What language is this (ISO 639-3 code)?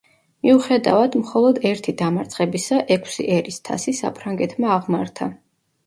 kat